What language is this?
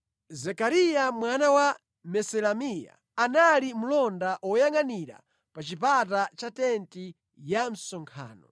Nyanja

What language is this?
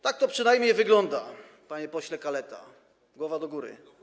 Polish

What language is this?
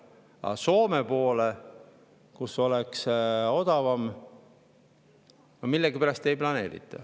Estonian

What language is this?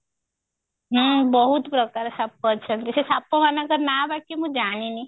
Odia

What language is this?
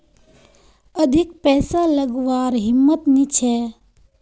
Magahi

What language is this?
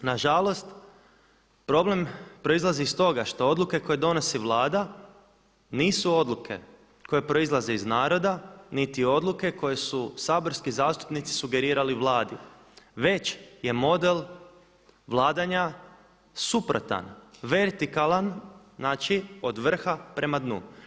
Croatian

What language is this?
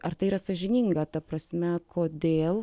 Lithuanian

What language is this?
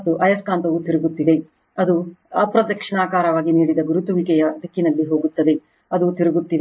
Kannada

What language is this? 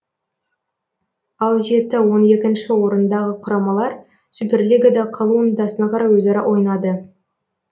Kazakh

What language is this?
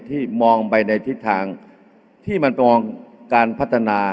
Thai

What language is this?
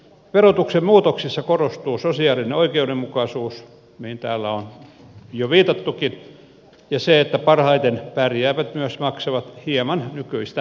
Finnish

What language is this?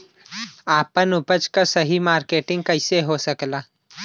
Bhojpuri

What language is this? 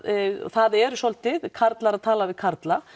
Icelandic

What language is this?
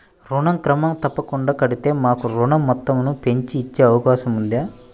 Telugu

